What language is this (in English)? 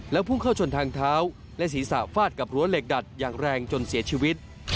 Thai